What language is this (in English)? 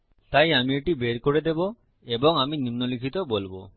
Bangla